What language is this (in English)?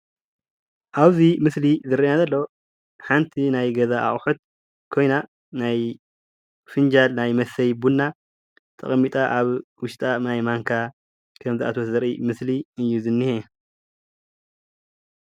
Tigrinya